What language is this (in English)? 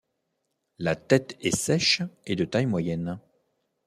French